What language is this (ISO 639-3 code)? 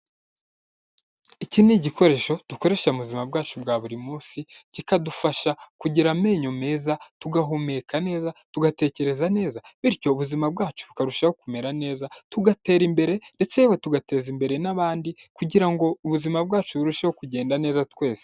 kin